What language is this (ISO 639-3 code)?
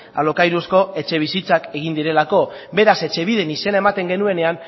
eus